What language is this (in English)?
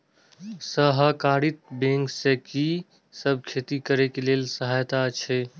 Maithili